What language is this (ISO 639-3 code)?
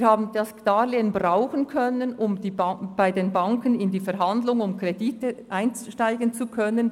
gsw